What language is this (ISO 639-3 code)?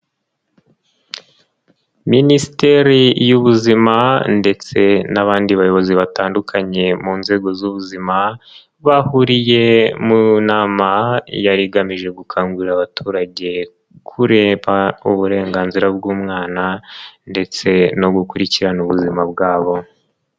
kin